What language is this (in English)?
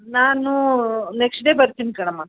Kannada